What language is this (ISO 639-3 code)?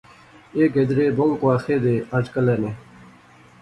phr